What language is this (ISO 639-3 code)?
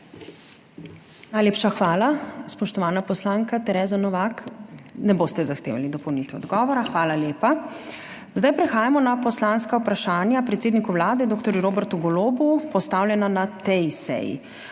slv